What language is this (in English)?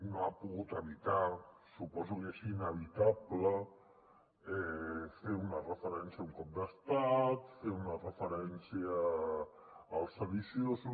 Catalan